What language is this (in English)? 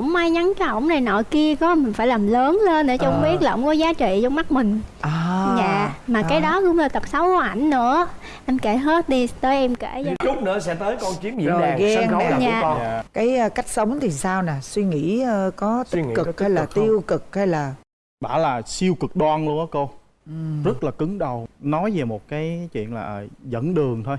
Vietnamese